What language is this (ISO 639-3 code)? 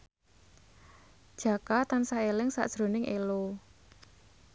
jav